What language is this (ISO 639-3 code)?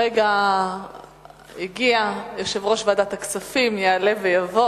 heb